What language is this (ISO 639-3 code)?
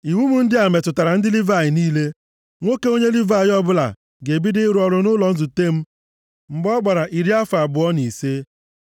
ibo